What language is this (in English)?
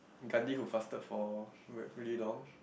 English